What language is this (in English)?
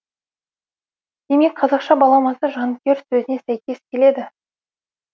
Kazakh